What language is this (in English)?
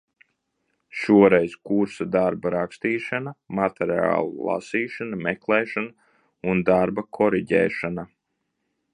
Latvian